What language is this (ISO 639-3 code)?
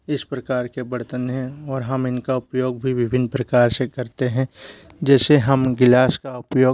hin